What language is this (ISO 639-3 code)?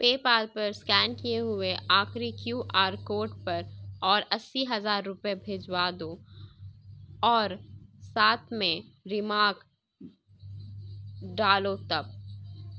urd